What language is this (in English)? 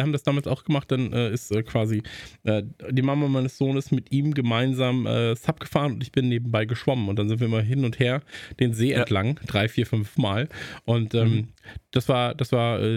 German